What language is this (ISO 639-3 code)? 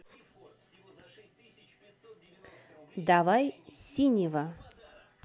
rus